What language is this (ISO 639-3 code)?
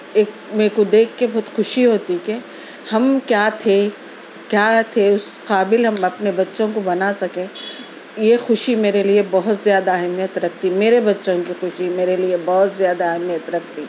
urd